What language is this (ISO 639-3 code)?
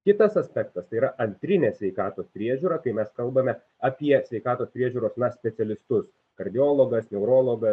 lit